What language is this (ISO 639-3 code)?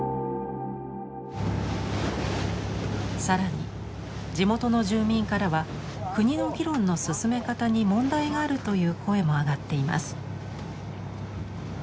jpn